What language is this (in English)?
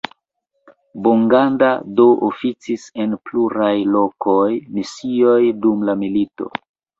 Esperanto